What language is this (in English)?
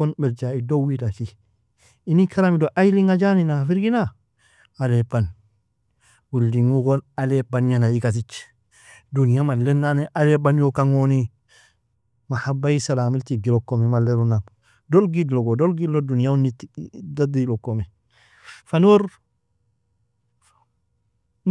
Nobiin